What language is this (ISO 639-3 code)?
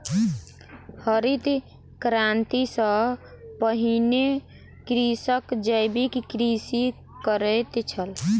mai